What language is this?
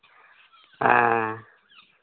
Santali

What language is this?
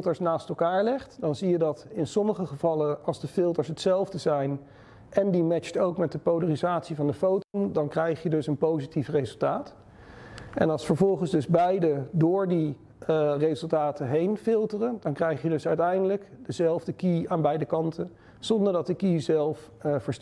Dutch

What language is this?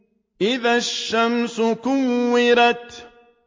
Arabic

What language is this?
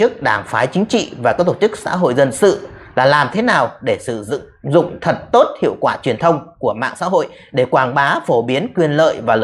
Vietnamese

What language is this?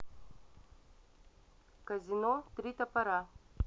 Russian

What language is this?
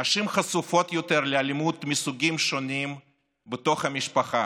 Hebrew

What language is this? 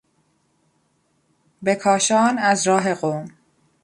Persian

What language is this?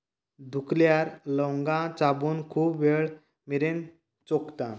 Konkani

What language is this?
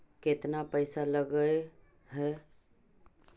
Magahi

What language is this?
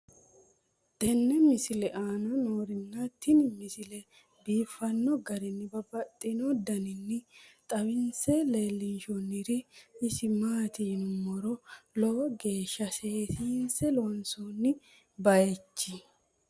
Sidamo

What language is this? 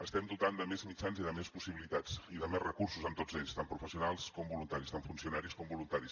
Catalan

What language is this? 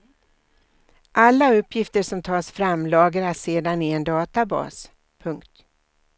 Swedish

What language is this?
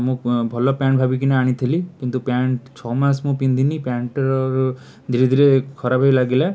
Odia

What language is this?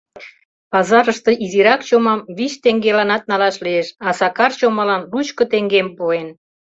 Mari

